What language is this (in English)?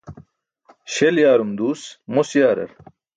Burushaski